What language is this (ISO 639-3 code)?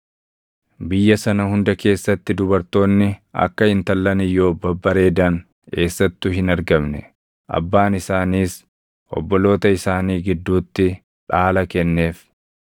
orm